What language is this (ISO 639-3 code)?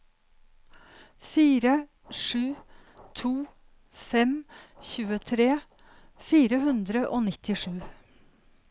nor